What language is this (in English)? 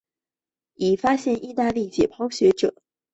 Chinese